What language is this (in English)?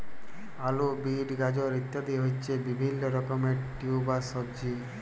Bangla